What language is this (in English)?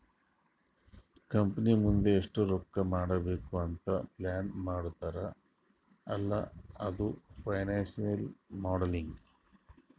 Kannada